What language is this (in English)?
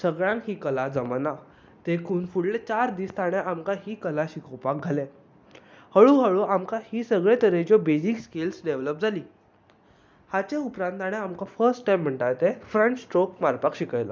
Konkani